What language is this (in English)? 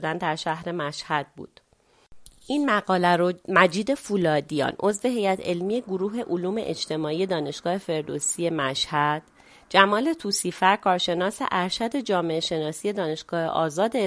Persian